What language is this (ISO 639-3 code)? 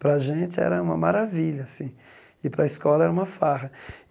por